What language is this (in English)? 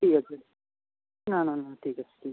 Bangla